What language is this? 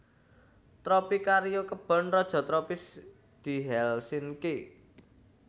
Javanese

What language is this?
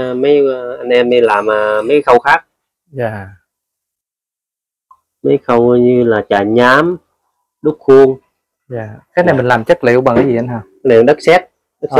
Vietnamese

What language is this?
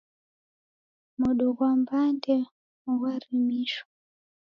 Taita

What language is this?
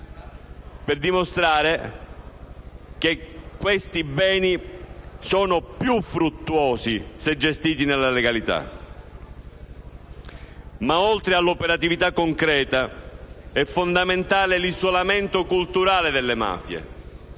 Italian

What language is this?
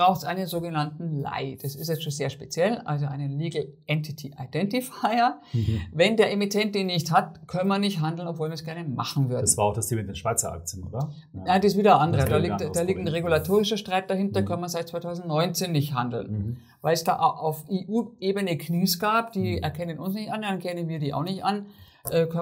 German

